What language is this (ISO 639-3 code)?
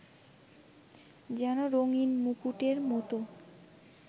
ben